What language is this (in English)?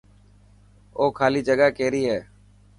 Dhatki